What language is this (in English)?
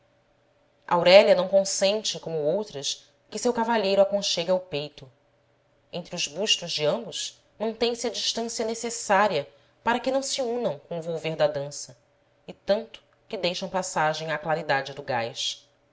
Portuguese